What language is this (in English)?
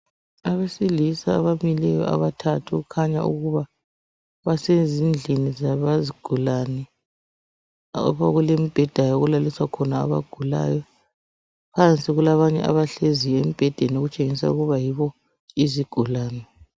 North Ndebele